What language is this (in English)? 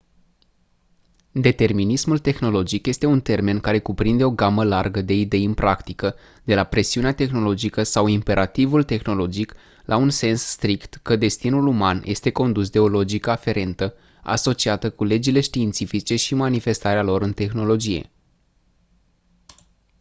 Romanian